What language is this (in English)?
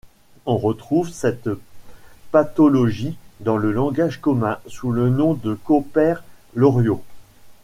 French